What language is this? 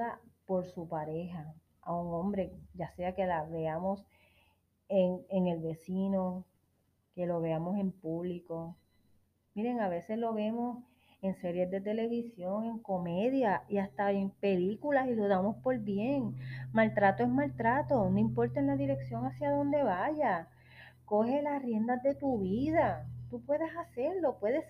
Spanish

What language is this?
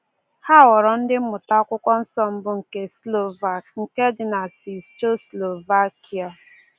Igbo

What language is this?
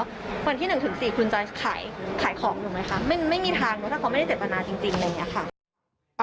Thai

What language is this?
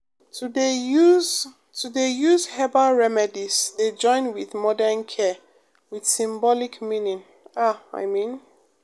Nigerian Pidgin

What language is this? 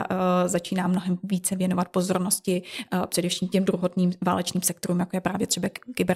Czech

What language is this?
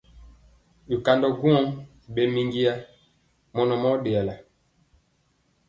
Mpiemo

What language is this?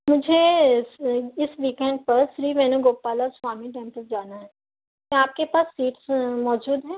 Urdu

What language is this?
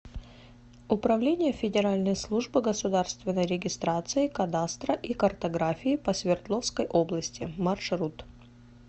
Russian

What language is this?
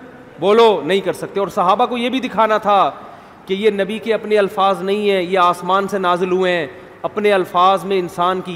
Urdu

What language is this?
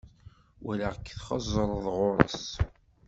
Kabyle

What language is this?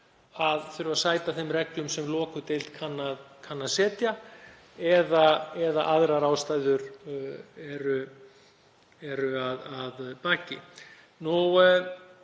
Icelandic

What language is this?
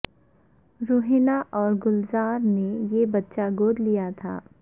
Urdu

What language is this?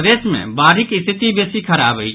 Maithili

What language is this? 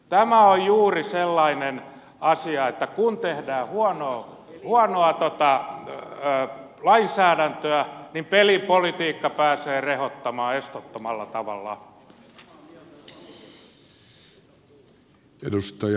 Finnish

